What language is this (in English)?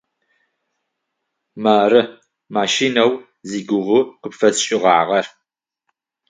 Adyghe